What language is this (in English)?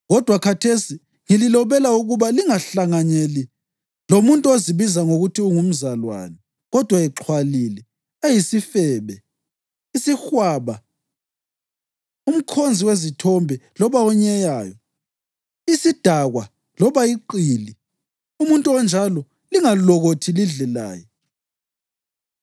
North Ndebele